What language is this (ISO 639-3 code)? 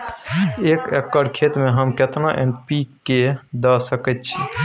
mai